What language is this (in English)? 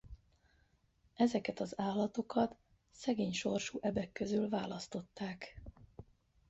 Hungarian